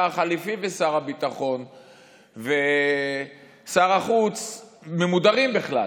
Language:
Hebrew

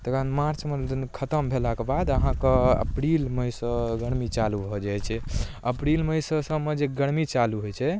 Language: Maithili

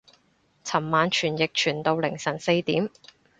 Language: Cantonese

